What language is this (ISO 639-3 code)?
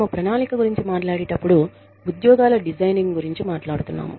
tel